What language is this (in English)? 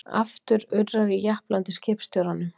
Icelandic